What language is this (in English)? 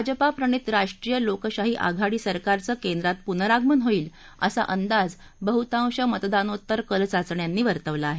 Marathi